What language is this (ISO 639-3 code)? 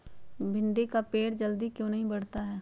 mag